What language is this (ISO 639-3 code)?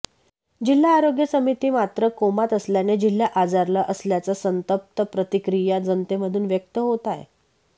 mar